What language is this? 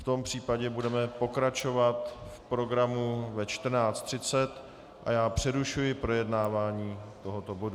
Czech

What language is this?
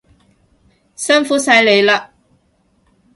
Cantonese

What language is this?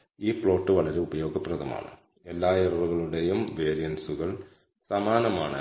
Malayalam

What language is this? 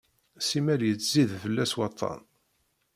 Kabyle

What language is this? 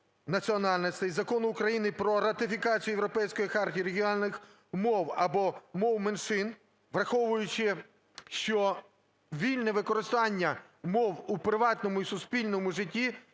Ukrainian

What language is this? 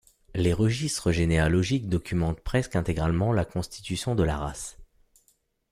French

